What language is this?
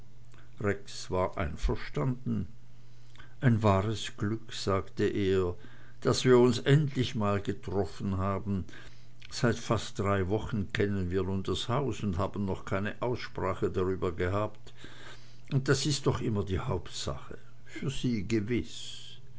German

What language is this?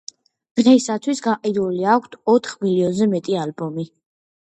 Georgian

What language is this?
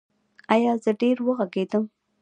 Pashto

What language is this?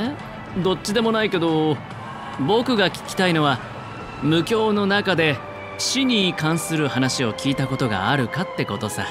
Japanese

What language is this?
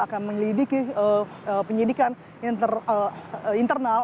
Indonesian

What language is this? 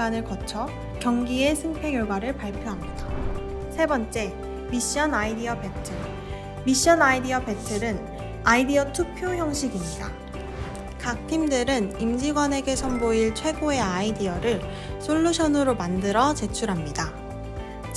Korean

